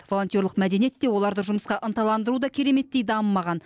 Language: Kazakh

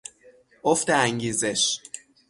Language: Persian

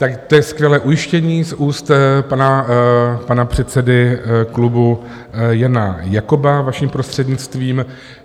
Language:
Czech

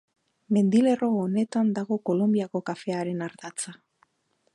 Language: Basque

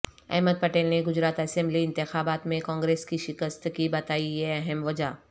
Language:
Urdu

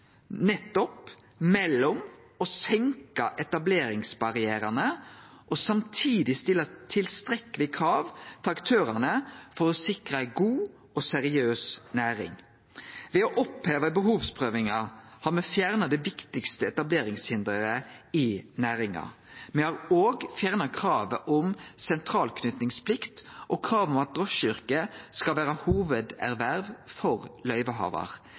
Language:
Norwegian Nynorsk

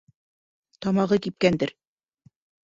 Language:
Bashkir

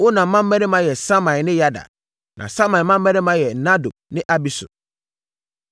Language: Akan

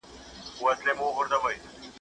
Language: Pashto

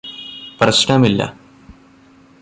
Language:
Malayalam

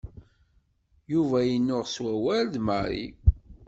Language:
Kabyle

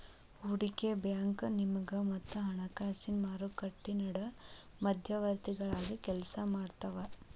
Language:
Kannada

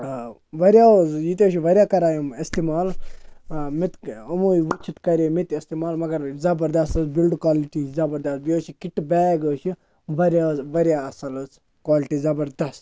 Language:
Kashmiri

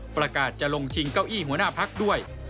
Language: Thai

